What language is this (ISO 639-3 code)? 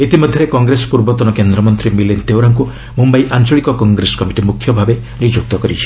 ori